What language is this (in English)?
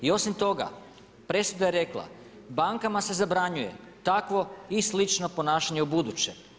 Croatian